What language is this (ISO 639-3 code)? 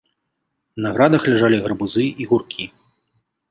bel